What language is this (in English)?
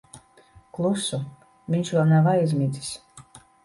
Latvian